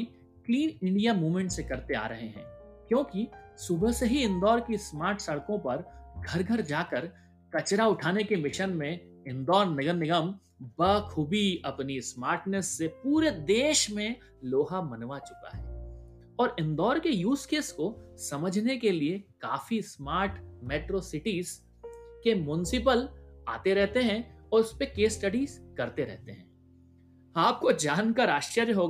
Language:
Hindi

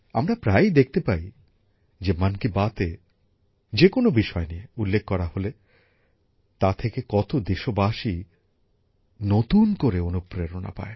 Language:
Bangla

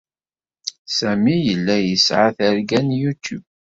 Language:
Kabyle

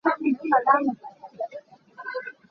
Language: Hakha Chin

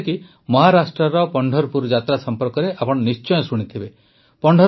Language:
Odia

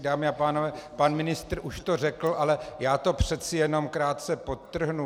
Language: Czech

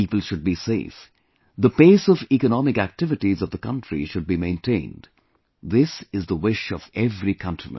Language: English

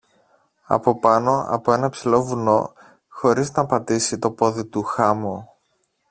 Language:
Greek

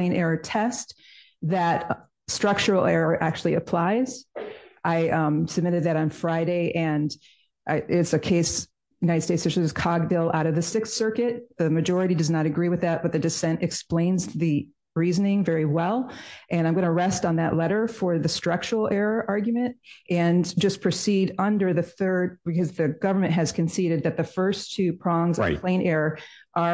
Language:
English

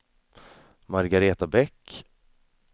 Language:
Swedish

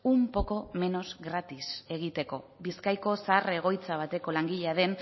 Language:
Basque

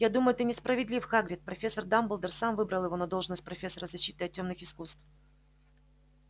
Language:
Russian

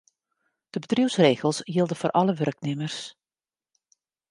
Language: Western Frisian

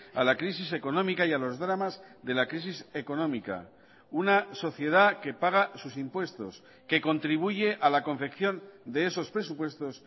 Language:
Spanish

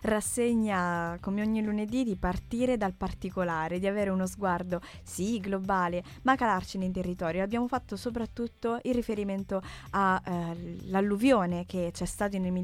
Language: Italian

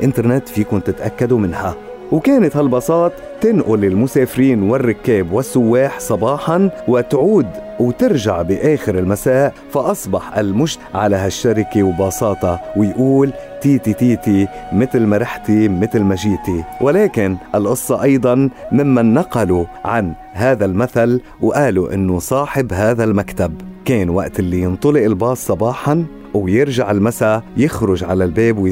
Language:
Arabic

